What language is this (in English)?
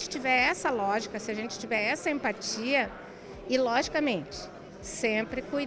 Portuguese